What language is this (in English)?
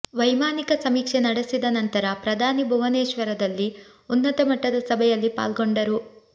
Kannada